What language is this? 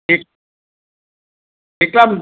Gujarati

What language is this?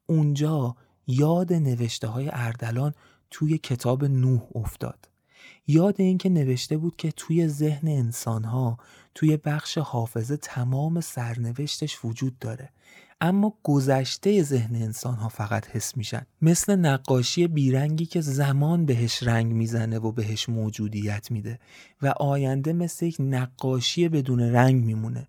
Persian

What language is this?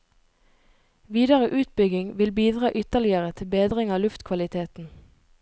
Norwegian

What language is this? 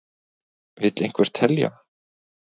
Icelandic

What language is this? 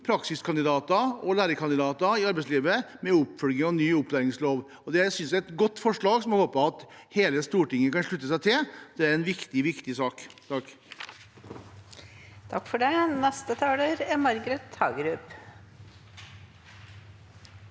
Norwegian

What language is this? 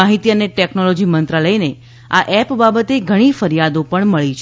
Gujarati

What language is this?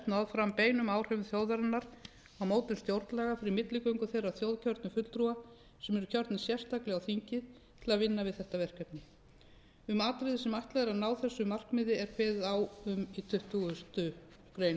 Icelandic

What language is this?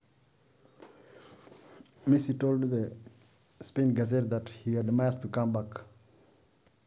Masai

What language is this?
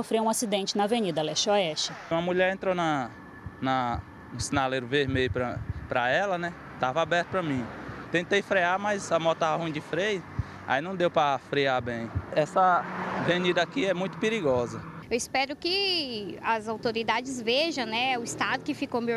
Portuguese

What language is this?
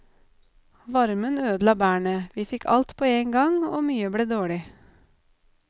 Norwegian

